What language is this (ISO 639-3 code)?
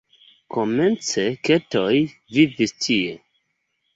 epo